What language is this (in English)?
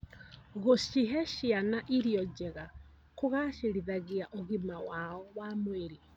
Kikuyu